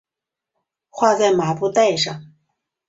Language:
Chinese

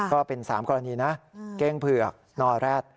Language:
Thai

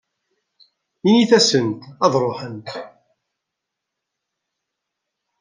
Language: Kabyle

